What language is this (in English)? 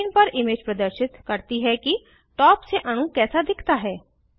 Hindi